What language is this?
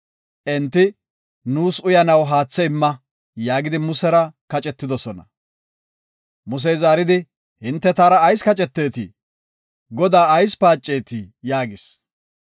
Gofa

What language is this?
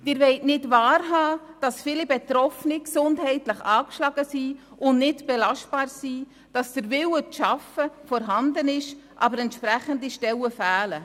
Swiss German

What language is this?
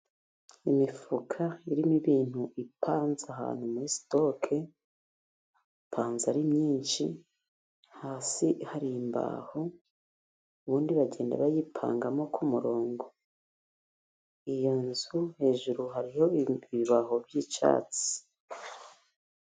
Kinyarwanda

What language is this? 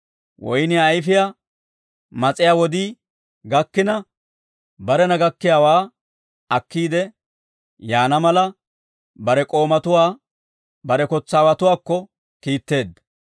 Dawro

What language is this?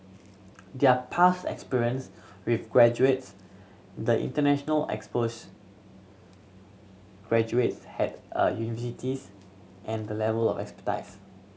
English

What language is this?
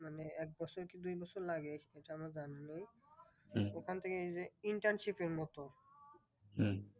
Bangla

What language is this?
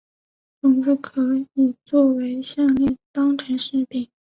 Chinese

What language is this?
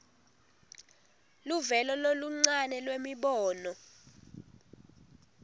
Swati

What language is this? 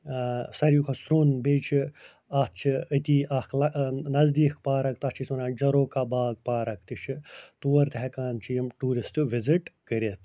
Kashmiri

